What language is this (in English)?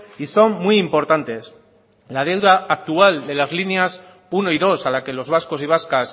Spanish